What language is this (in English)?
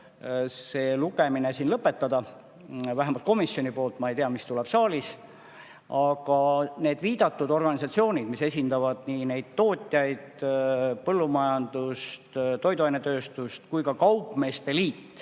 Estonian